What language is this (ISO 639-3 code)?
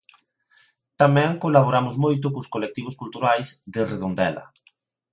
glg